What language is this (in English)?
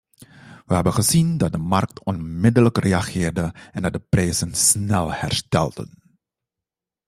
Dutch